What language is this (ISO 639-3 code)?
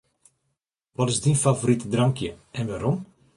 fry